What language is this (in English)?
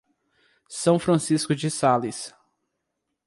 Portuguese